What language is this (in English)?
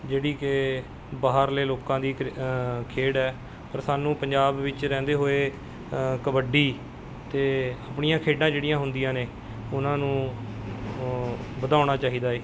Punjabi